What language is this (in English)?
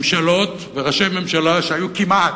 Hebrew